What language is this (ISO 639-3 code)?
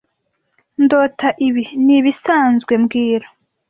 kin